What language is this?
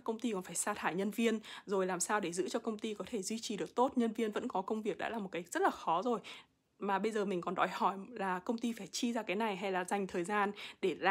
Vietnamese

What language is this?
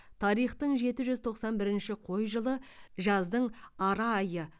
Kazakh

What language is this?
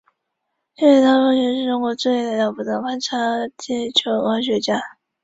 Chinese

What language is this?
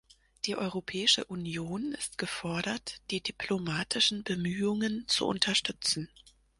German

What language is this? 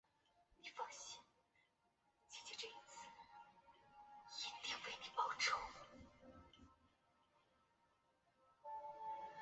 Chinese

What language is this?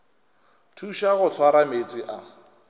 Northern Sotho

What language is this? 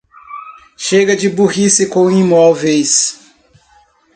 Portuguese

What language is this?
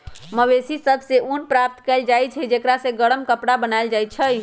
Magahi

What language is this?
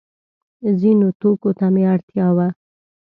Pashto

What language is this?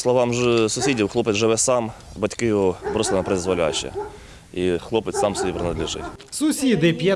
Ukrainian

